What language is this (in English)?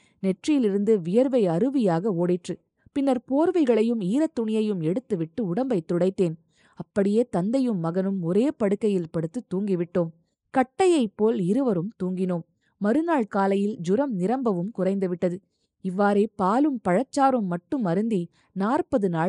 Tamil